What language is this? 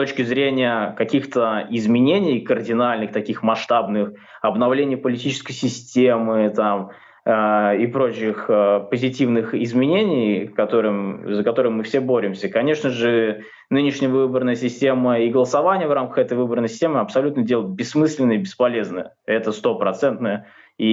Russian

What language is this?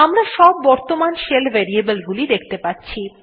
Bangla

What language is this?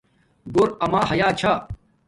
Domaaki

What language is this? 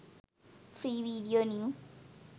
Sinhala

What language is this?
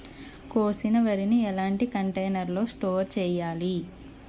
Telugu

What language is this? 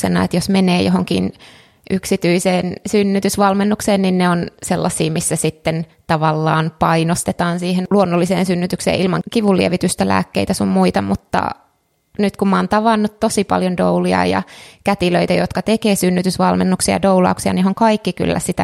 Finnish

